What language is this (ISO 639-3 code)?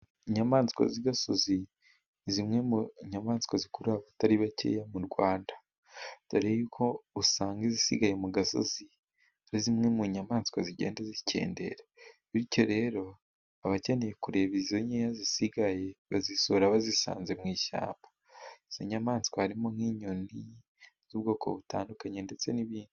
kin